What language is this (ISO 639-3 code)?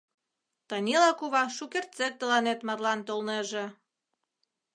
chm